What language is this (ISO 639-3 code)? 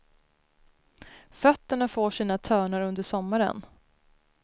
swe